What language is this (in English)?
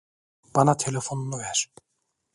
Turkish